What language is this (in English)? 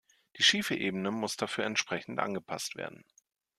German